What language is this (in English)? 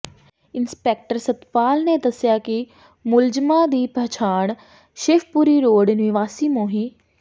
Punjabi